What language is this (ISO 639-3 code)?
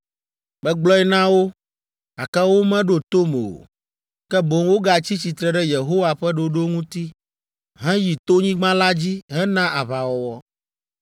ewe